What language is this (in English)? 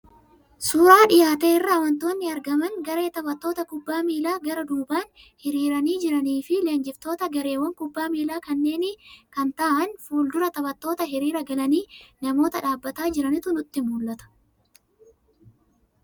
Oromo